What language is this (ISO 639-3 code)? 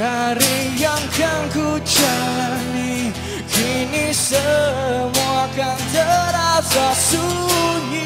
ind